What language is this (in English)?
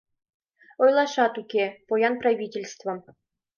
Mari